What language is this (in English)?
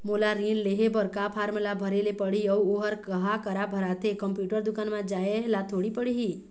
Chhattisgarhi